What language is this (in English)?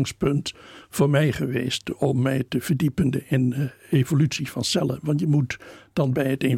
Dutch